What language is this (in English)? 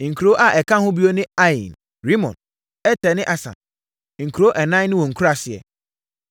Akan